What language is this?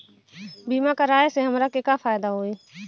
Bhojpuri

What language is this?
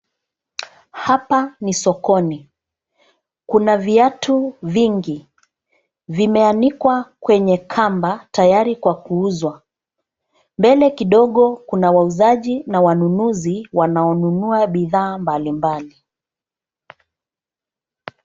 Swahili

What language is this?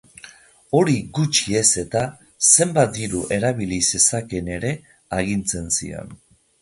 Basque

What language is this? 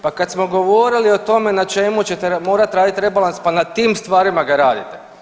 Croatian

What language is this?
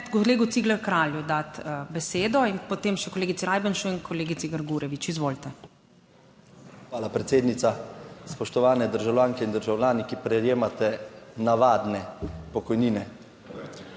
Slovenian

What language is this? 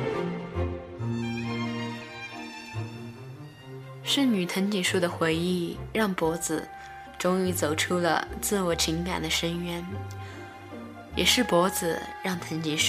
Chinese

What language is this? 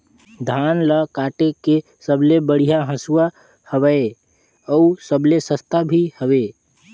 Chhattisgarhi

